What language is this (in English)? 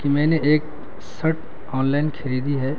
Urdu